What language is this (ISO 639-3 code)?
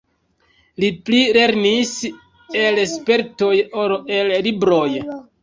epo